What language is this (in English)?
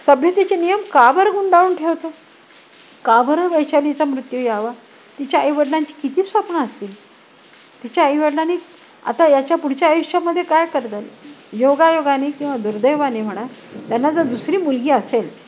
Marathi